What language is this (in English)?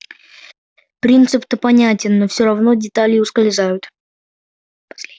Russian